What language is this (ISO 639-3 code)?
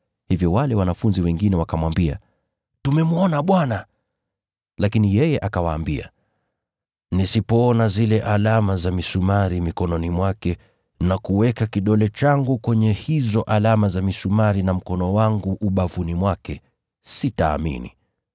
swa